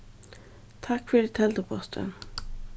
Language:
Faroese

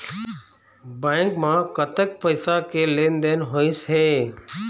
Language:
Chhattisgarhi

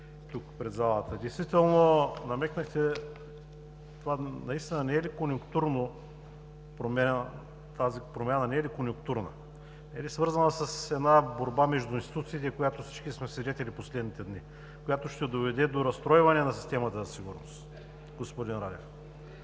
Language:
Bulgarian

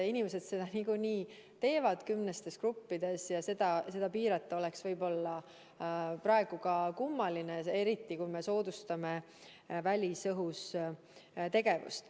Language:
Estonian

